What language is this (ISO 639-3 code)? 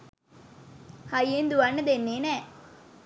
sin